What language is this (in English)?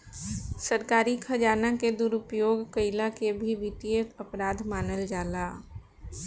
Bhojpuri